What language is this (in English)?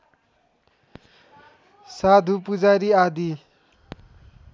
Nepali